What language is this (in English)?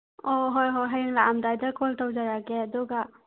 Manipuri